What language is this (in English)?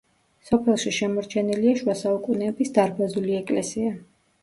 Georgian